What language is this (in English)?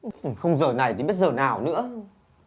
Vietnamese